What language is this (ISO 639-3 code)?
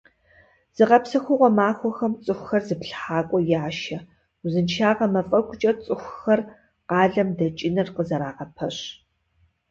kbd